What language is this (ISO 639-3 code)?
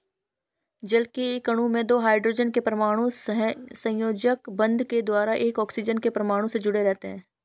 hin